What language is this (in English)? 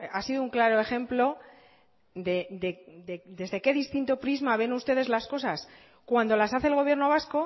Spanish